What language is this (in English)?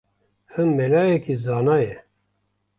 Kurdish